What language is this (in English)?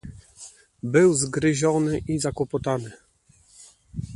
Polish